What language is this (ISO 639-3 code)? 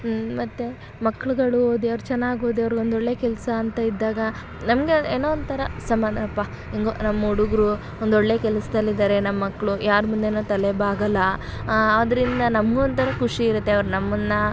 kan